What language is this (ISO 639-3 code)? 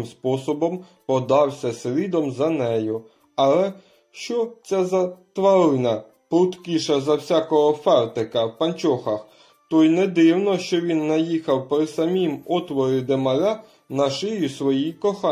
ukr